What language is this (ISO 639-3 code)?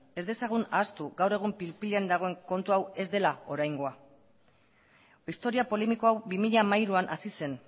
eus